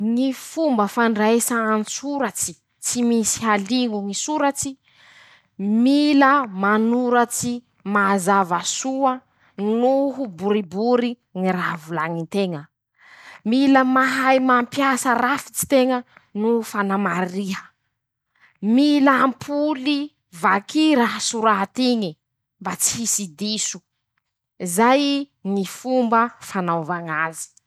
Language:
Masikoro Malagasy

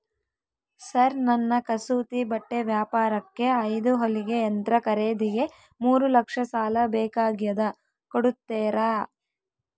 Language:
Kannada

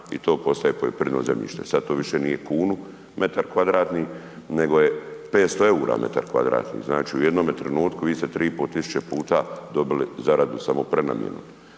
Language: Croatian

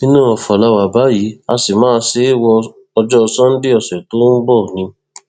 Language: Yoruba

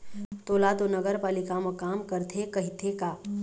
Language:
Chhattisgarhi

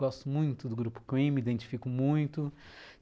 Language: Portuguese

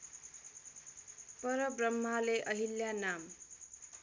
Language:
Nepali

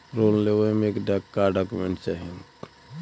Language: Bhojpuri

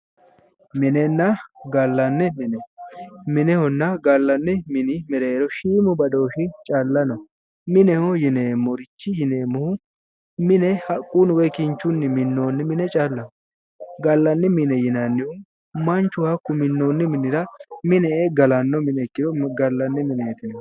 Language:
Sidamo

